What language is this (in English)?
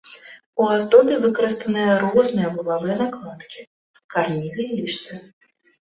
Belarusian